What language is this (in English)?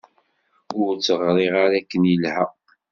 Kabyle